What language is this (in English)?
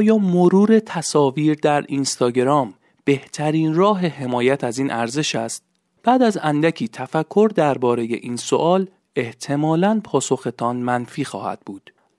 Persian